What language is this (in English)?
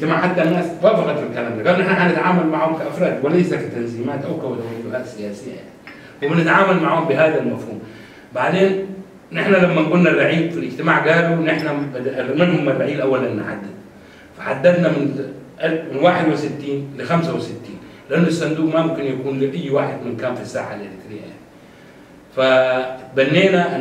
Arabic